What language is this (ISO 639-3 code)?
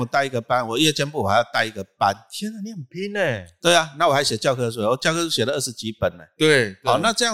zho